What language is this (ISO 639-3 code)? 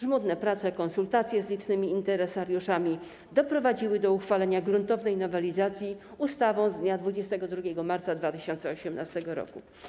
pol